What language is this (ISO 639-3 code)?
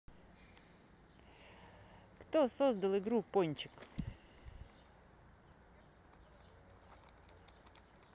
rus